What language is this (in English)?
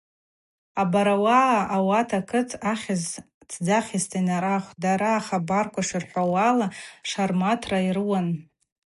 Abaza